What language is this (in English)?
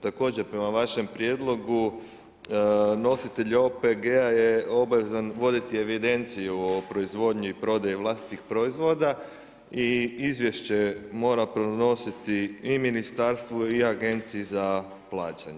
Croatian